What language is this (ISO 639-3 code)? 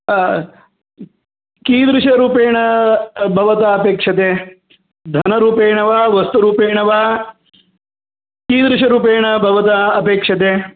san